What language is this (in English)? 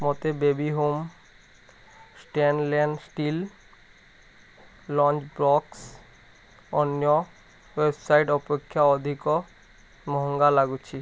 Odia